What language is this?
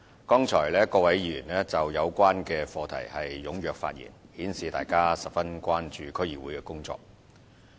Cantonese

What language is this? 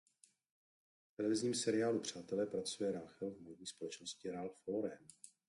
Czech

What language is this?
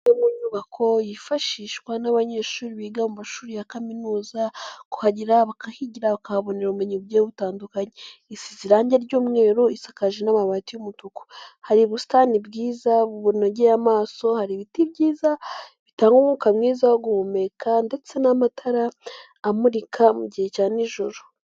Kinyarwanda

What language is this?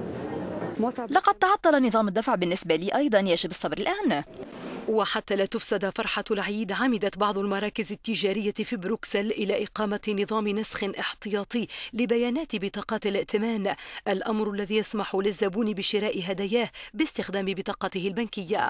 Arabic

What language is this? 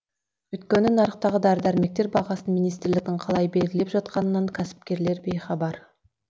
Kazakh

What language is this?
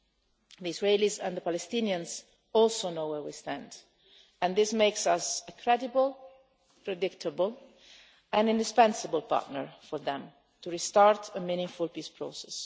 English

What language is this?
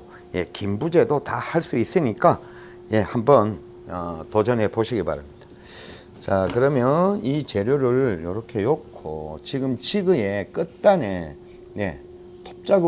Korean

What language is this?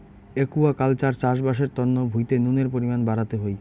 Bangla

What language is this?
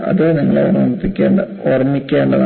Malayalam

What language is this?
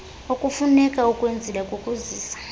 Xhosa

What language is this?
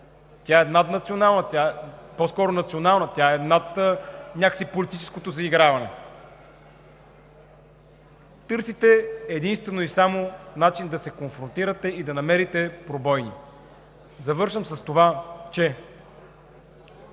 Bulgarian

